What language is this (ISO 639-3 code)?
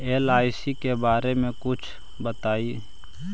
mag